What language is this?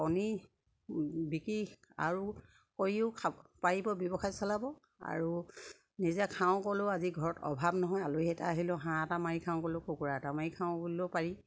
Assamese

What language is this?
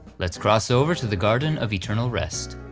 English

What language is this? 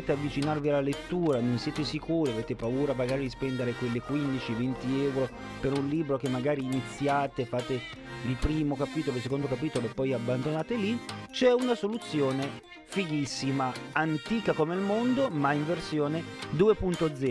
Italian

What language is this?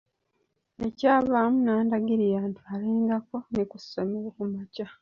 Ganda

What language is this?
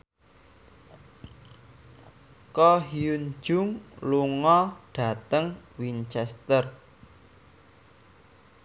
Javanese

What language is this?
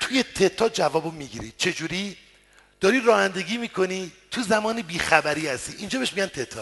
Persian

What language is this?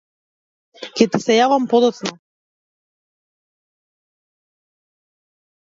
Macedonian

